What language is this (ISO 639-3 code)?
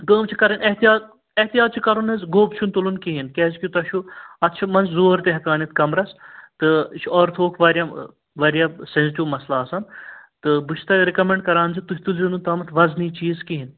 kas